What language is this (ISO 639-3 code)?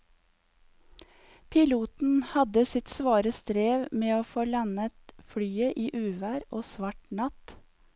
nor